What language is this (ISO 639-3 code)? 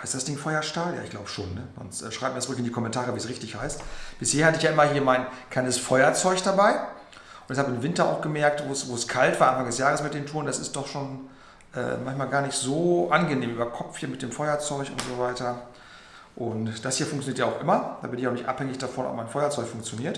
deu